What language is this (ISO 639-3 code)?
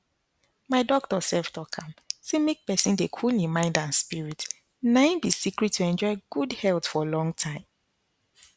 pcm